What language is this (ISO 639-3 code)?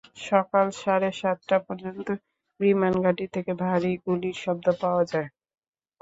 ben